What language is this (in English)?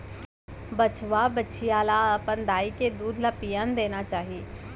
Chhattisgarhi